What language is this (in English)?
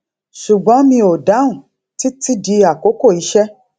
Yoruba